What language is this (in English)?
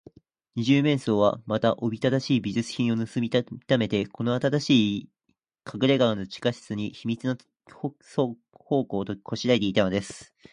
Japanese